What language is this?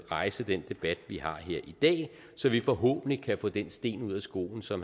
Danish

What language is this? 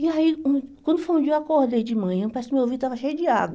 Portuguese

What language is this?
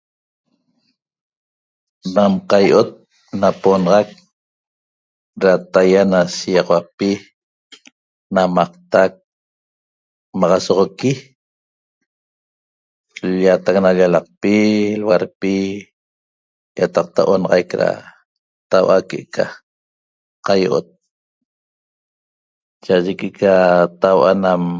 Toba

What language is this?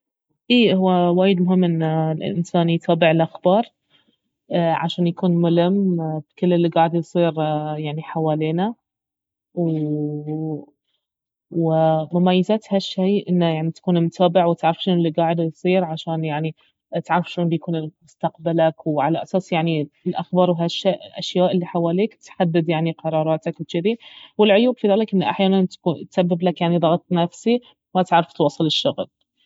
Baharna Arabic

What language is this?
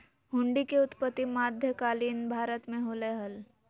Magahi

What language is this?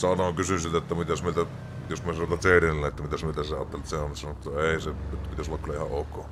Finnish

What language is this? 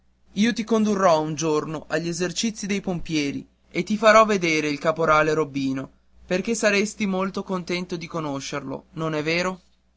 Italian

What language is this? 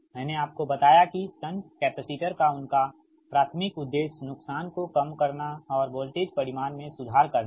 Hindi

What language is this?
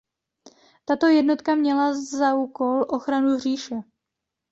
Czech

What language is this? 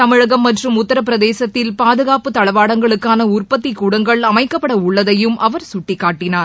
Tamil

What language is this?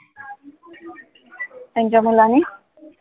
Marathi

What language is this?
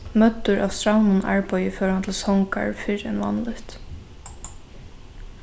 Faroese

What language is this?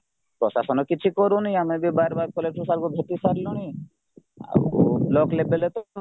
Odia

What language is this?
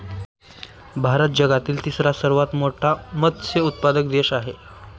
Marathi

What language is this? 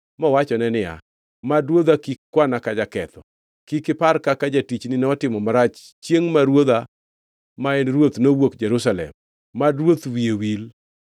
Luo (Kenya and Tanzania)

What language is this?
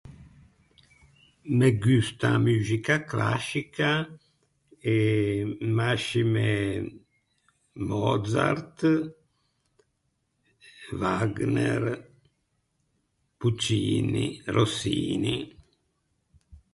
Ligurian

